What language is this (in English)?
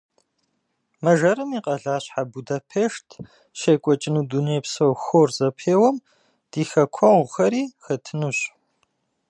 Kabardian